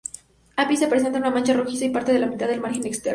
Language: Spanish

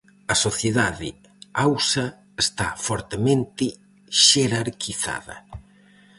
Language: Galician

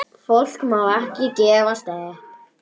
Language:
Icelandic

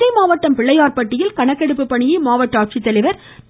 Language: Tamil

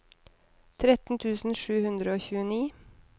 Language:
Norwegian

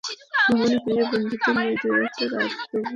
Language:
Bangla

